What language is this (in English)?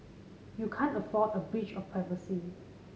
English